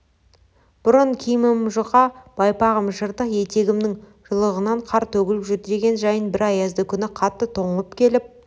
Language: Kazakh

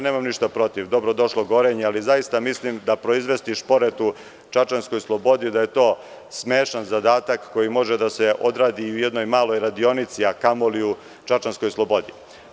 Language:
Serbian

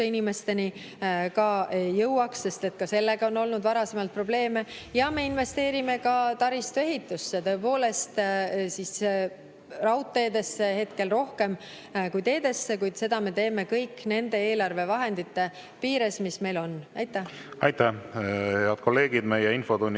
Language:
Estonian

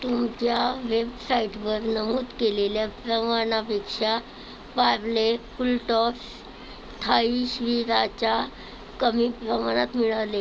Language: Marathi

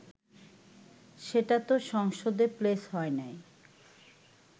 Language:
Bangla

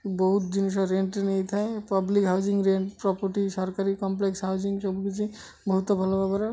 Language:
Odia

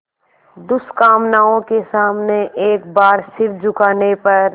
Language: Hindi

